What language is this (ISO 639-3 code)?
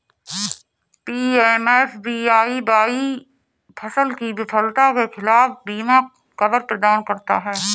hin